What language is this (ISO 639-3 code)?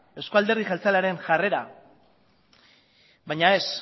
eus